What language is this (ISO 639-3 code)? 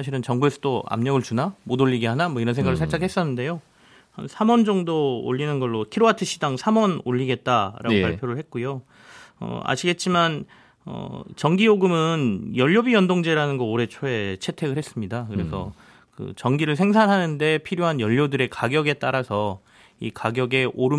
kor